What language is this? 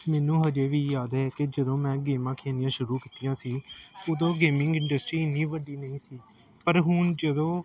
Punjabi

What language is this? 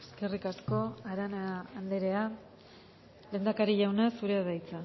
Basque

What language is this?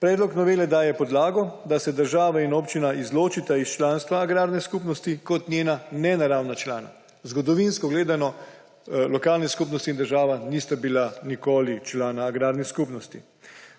Slovenian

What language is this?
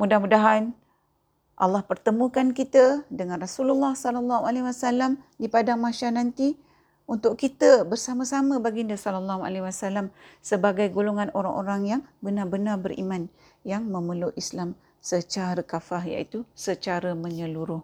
Malay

